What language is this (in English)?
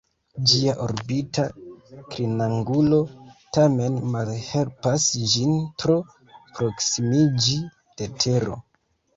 Esperanto